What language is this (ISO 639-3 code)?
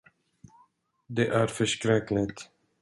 swe